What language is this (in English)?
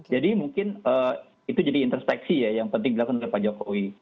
Indonesian